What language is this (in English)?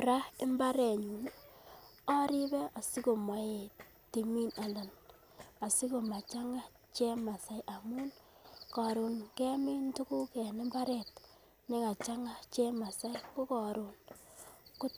Kalenjin